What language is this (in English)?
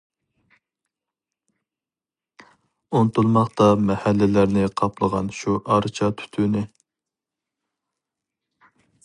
Uyghur